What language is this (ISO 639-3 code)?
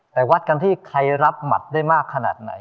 tha